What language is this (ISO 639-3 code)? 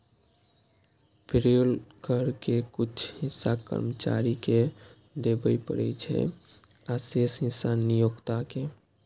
mai